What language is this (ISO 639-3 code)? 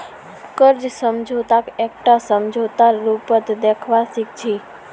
mag